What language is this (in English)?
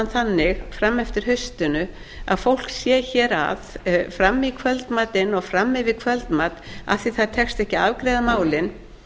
Icelandic